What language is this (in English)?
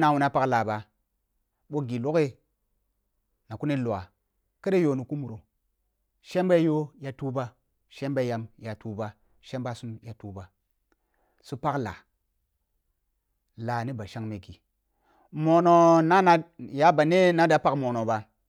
Kulung (Nigeria)